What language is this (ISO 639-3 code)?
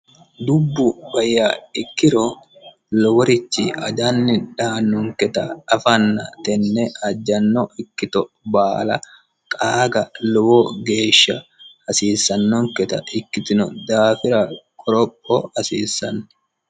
sid